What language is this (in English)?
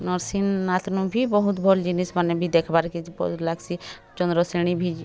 Odia